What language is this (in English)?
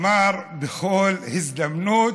Hebrew